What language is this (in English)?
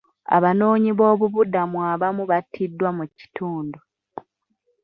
Ganda